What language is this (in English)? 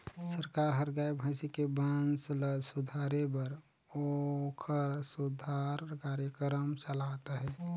Chhattisgarhi